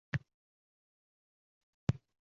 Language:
Uzbek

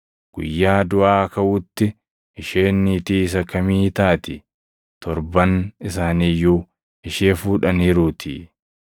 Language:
Oromo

